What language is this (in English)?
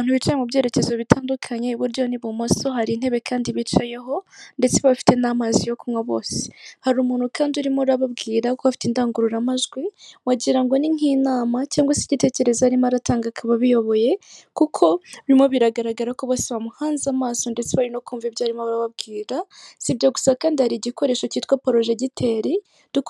Kinyarwanda